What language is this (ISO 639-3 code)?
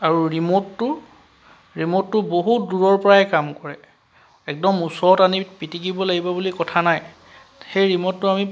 asm